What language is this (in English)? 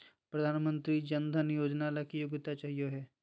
Magahi